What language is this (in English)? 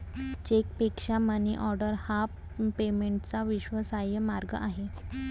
Marathi